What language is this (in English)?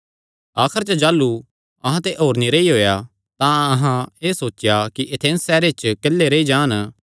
Kangri